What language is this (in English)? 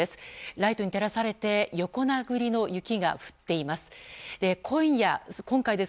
Japanese